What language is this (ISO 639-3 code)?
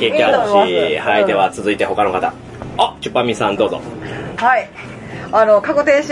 jpn